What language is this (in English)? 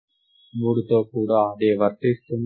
Telugu